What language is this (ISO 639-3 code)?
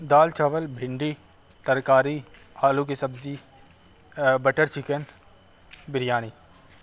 urd